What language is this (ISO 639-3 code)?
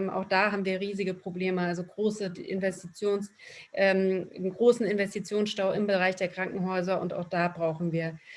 deu